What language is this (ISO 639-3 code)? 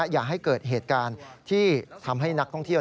tha